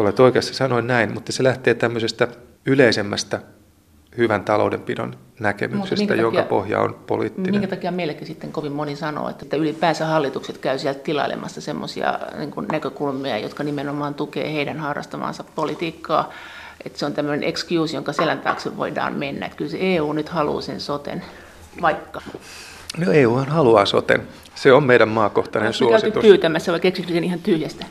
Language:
Finnish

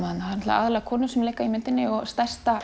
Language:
Icelandic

